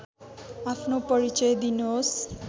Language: Nepali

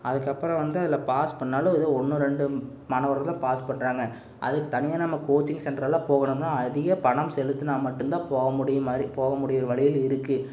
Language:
Tamil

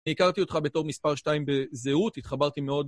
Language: Hebrew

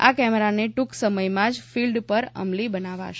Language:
Gujarati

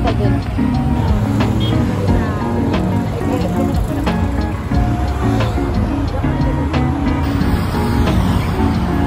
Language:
English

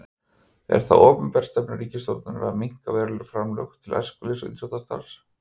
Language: Icelandic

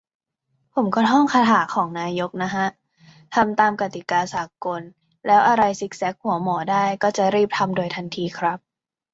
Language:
Thai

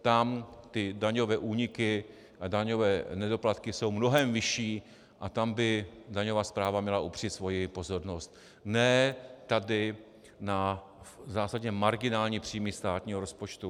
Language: Czech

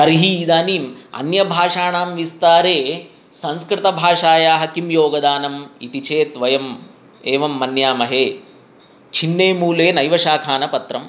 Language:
Sanskrit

